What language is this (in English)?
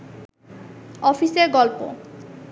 Bangla